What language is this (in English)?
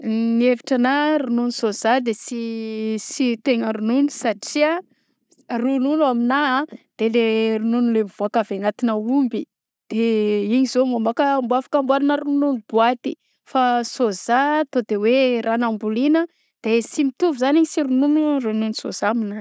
Southern Betsimisaraka Malagasy